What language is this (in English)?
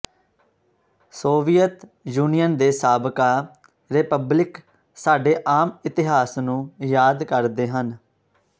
Punjabi